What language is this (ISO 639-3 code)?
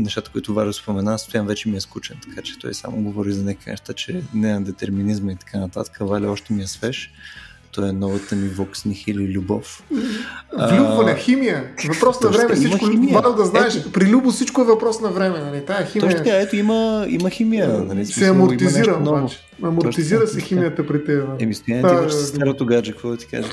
bul